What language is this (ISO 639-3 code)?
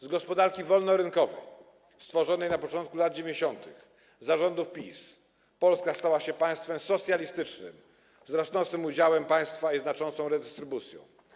pol